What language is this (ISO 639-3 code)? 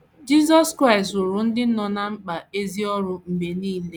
ibo